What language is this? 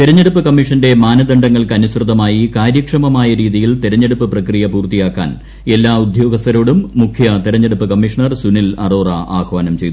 Malayalam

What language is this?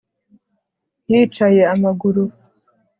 Kinyarwanda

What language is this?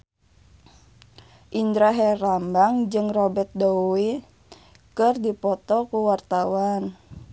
Sundanese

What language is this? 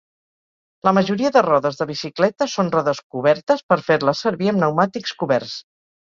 Catalan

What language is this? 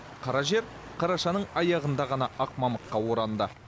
Kazakh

